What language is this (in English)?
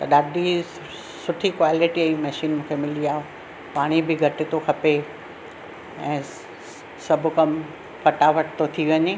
Sindhi